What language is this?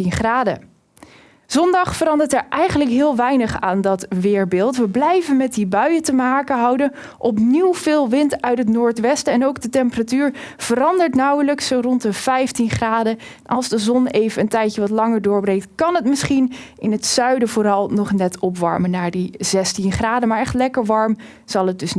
Dutch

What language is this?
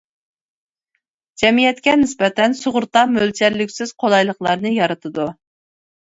Uyghur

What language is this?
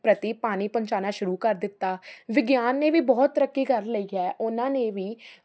Punjabi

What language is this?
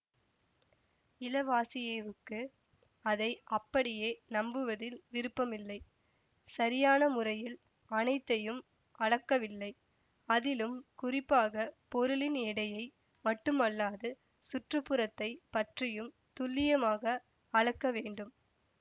Tamil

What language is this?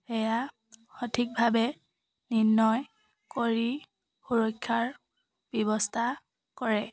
Assamese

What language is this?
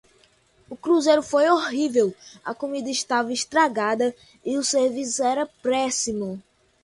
Portuguese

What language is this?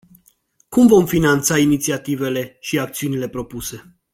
Romanian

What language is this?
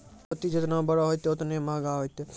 Maithili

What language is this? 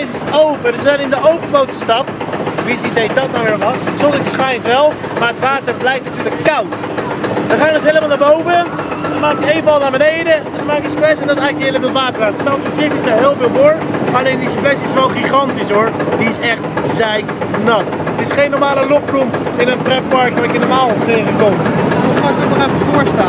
Dutch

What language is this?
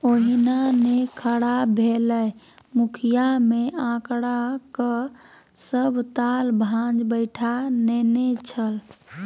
Maithili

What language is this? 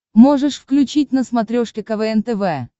Russian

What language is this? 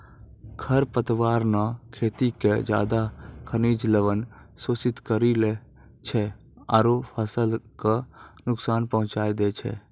Maithili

